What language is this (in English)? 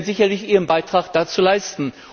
German